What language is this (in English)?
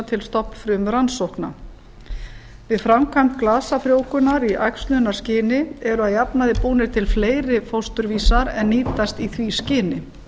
Icelandic